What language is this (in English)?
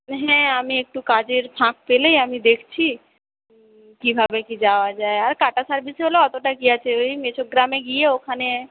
Bangla